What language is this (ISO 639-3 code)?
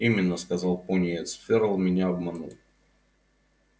rus